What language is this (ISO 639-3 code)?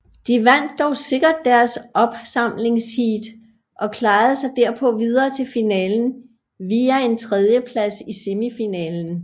dan